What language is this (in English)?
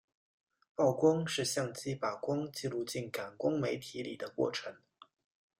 Chinese